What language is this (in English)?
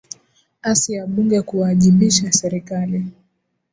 Swahili